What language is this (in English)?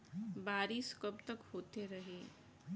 Bhojpuri